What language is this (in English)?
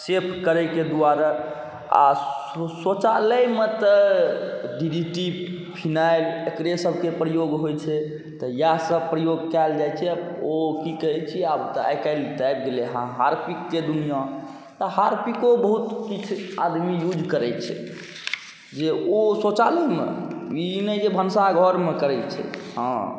Maithili